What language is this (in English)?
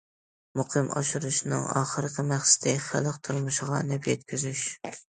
Uyghur